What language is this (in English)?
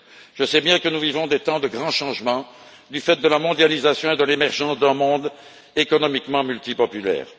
French